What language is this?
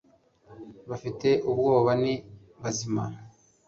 Kinyarwanda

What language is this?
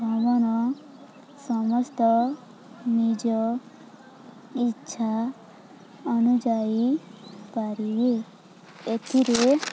Odia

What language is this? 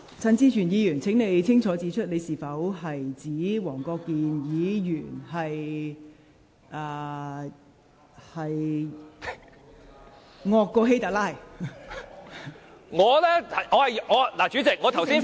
Cantonese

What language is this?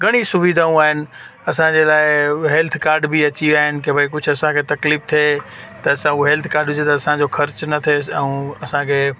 Sindhi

